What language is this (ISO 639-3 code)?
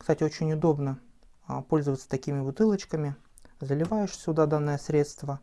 rus